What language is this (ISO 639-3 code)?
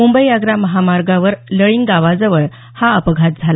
mar